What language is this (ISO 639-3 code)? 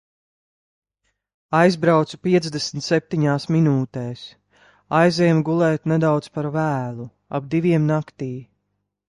lav